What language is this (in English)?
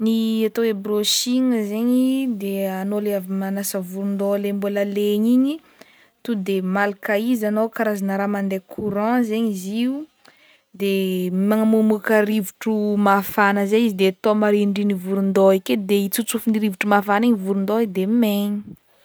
Northern Betsimisaraka Malagasy